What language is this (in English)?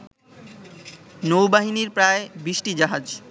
Bangla